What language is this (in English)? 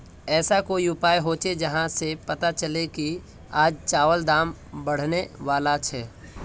Magahi